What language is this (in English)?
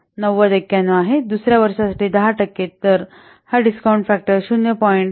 Marathi